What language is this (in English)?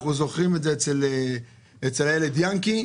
Hebrew